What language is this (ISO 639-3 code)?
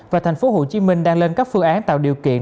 vie